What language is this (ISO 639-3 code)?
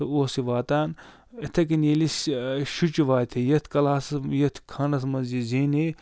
kas